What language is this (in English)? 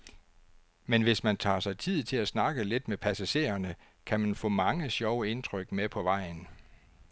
Danish